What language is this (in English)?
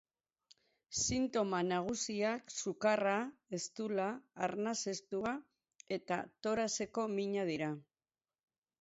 Basque